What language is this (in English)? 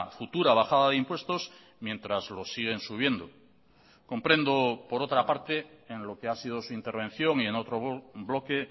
Spanish